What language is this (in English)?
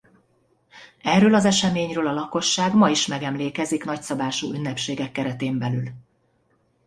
Hungarian